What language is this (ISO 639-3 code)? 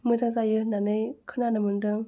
brx